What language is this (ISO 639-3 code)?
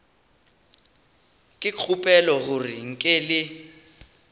nso